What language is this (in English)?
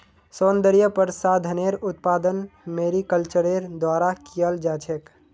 Magahi